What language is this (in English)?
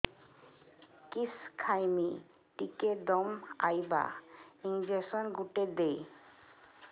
Odia